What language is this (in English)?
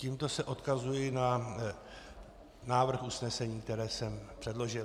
Czech